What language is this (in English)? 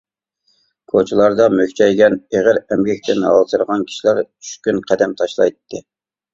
Uyghur